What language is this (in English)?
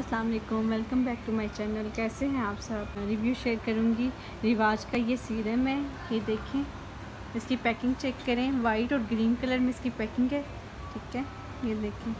Hindi